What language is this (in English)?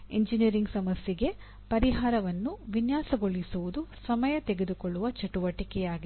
Kannada